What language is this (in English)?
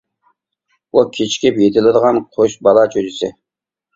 Uyghur